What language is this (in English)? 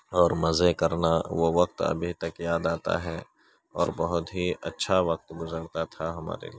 Urdu